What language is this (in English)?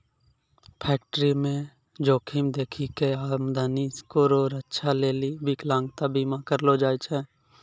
Maithili